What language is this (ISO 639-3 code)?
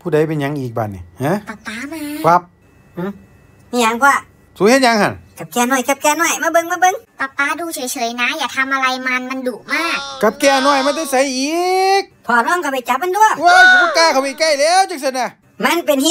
tha